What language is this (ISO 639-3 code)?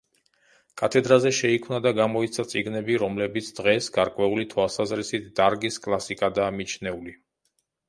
kat